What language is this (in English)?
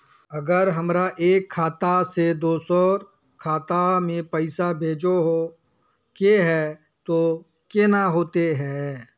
Magahi